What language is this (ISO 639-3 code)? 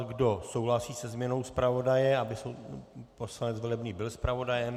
ces